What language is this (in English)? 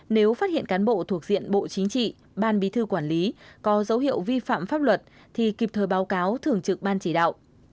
Vietnamese